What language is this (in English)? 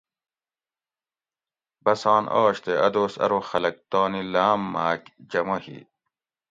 Gawri